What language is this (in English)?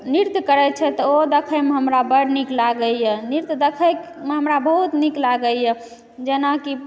Maithili